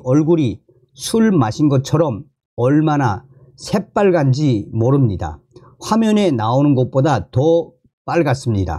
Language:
Korean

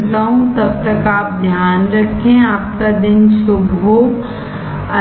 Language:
Hindi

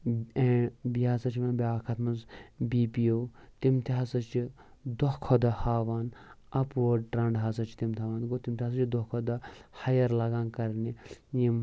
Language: Kashmiri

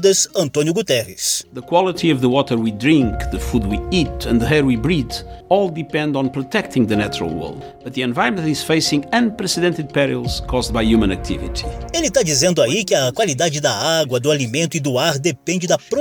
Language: Portuguese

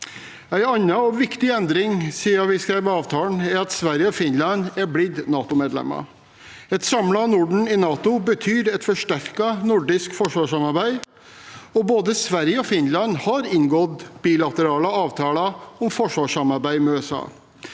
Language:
Norwegian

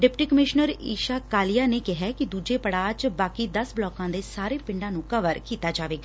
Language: Punjabi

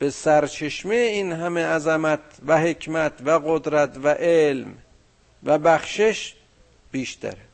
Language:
Persian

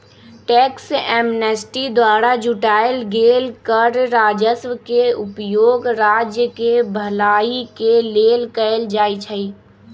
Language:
Magahi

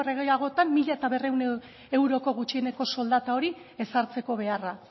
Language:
Basque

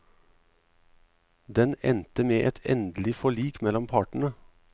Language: Norwegian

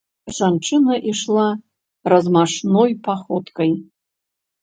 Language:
Belarusian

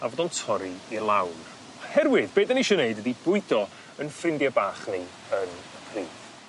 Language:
Welsh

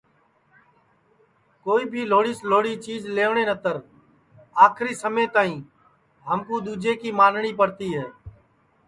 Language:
Sansi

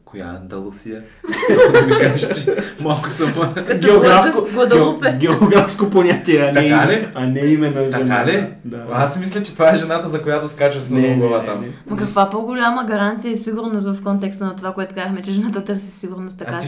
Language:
Bulgarian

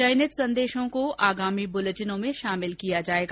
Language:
Hindi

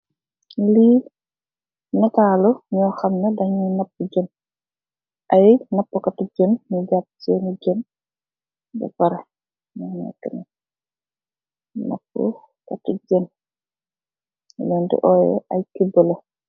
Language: Wolof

